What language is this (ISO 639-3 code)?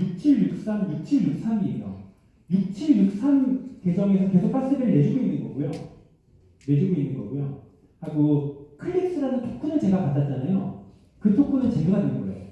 kor